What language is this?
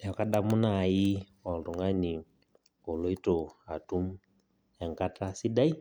Masai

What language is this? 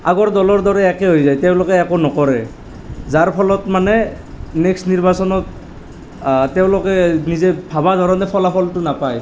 Assamese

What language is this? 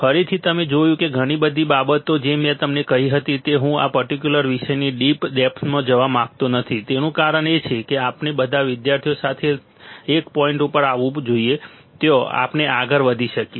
Gujarati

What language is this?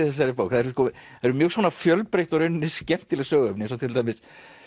Icelandic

